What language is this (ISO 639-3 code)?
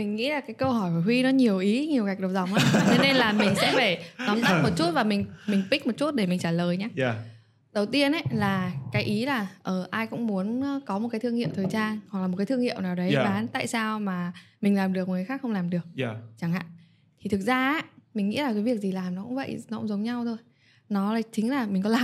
vie